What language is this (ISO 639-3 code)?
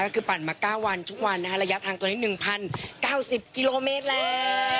tha